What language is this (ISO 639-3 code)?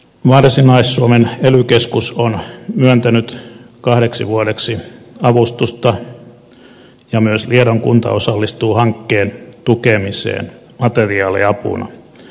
fin